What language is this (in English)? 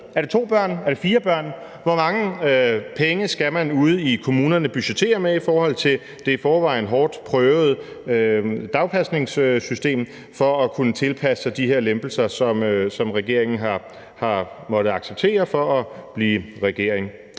Danish